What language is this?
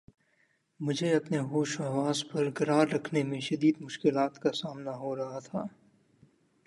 Urdu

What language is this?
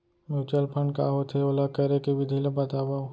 Chhattisgarhi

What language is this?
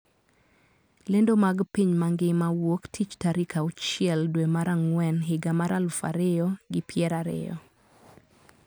Luo (Kenya and Tanzania)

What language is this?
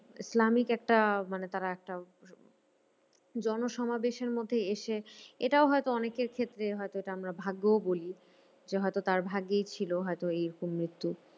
Bangla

